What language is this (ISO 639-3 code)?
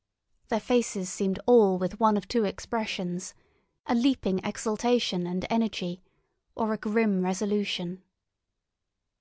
eng